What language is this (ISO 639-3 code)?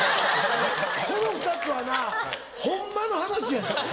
jpn